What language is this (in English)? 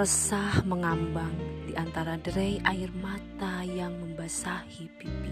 Indonesian